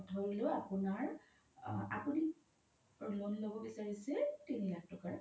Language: Assamese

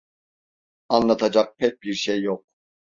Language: Turkish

